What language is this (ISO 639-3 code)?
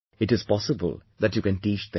eng